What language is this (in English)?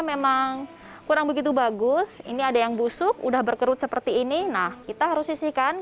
Indonesian